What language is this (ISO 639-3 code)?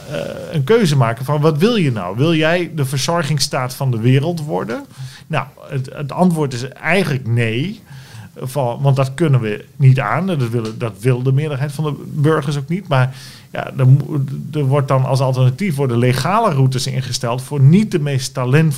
nld